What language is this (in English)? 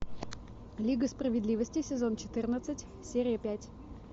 Russian